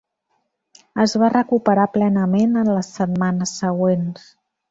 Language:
Catalan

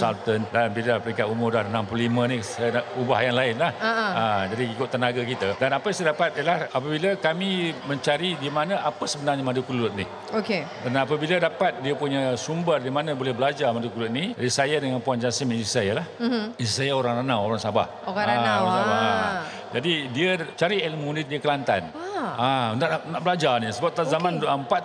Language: Malay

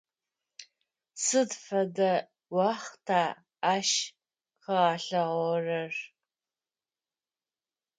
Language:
Adyghe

